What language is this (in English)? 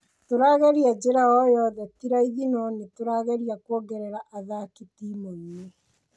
Kikuyu